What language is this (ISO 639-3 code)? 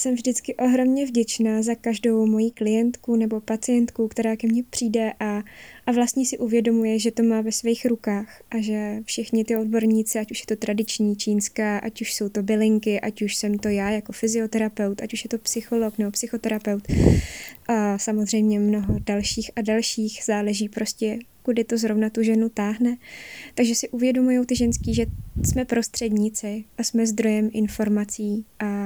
ces